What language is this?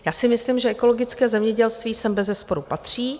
Czech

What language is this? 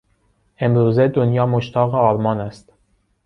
Persian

